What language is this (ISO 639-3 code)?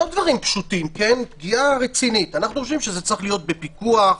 heb